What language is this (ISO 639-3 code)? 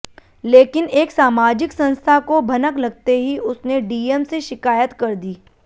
hin